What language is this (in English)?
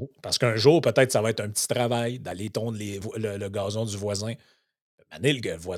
French